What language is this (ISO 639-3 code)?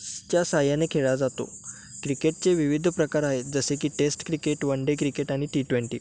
mar